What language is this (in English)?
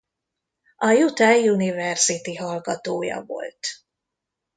Hungarian